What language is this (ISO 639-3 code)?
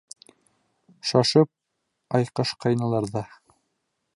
bak